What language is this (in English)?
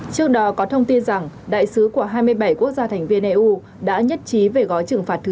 Vietnamese